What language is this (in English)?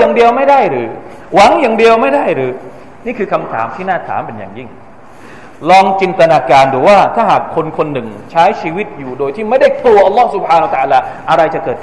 Thai